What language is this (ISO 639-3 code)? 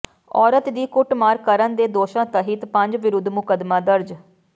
pan